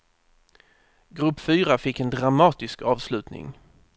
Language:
Swedish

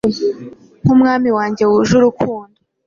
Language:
Kinyarwanda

